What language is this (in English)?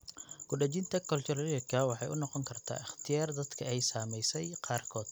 Somali